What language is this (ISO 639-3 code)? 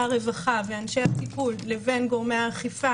heb